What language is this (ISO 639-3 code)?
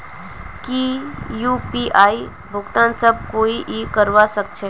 mag